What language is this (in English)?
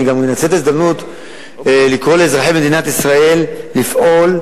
Hebrew